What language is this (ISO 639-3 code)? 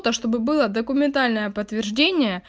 rus